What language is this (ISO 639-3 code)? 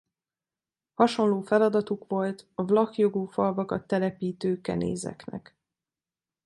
hun